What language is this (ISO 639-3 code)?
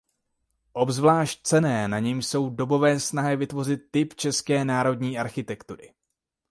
ces